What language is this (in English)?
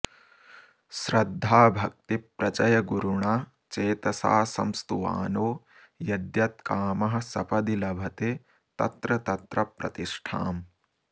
Sanskrit